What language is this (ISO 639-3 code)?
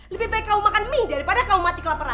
ind